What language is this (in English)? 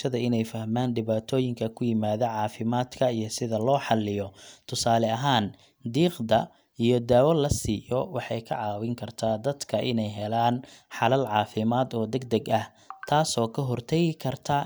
Somali